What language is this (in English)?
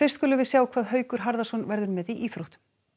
Icelandic